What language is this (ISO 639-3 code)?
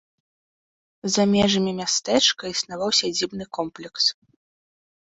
bel